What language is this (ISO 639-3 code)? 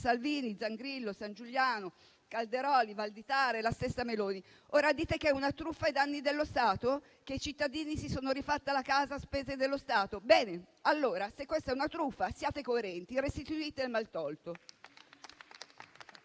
ita